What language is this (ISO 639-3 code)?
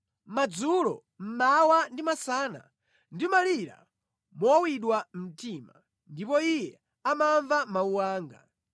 nya